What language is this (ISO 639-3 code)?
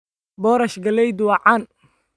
som